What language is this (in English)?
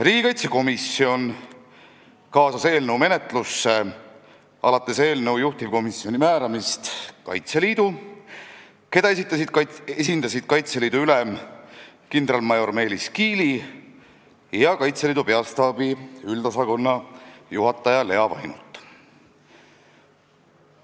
Estonian